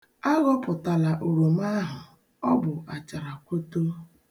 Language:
Igbo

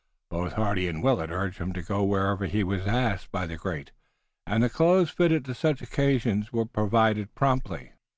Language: English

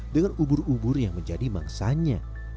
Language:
Indonesian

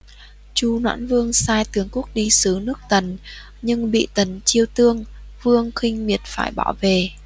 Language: Vietnamese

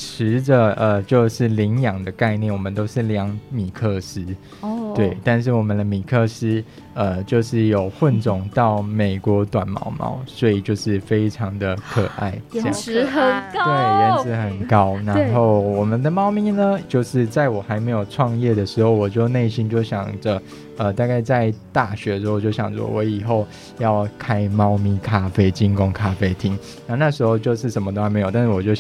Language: Chinese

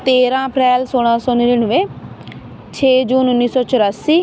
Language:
Punjabi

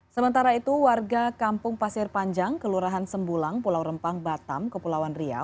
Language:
Indonesian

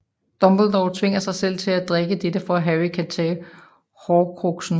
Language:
Danish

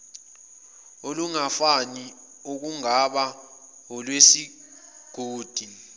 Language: Zulu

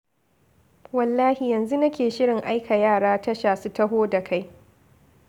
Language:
Hausa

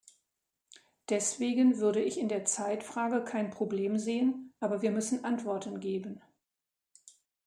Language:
German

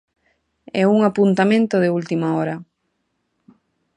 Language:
Galician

